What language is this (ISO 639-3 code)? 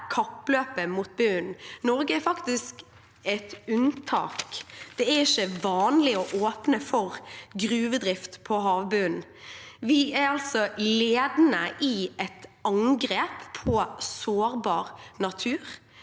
nor